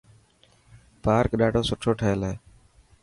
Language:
Dhatki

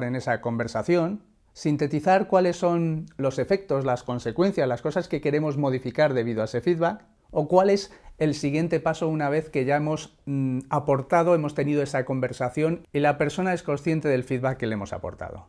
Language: Spanish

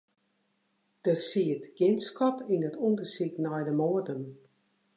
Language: Western Frisian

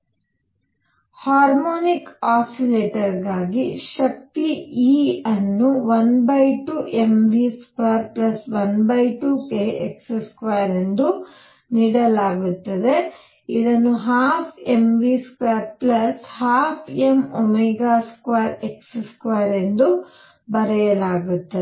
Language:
Kannada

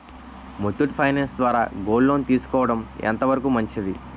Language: Telugu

